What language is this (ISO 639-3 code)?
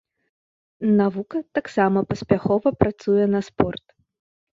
bel